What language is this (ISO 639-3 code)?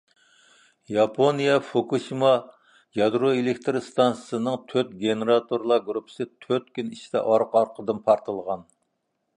uig